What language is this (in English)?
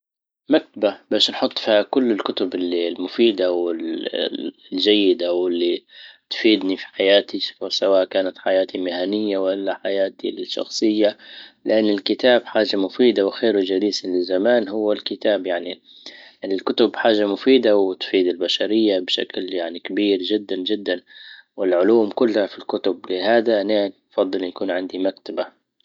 Libyan Arabic